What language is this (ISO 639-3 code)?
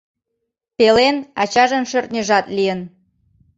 chm